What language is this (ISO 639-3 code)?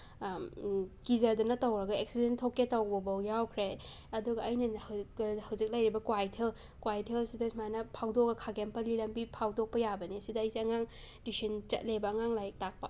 mni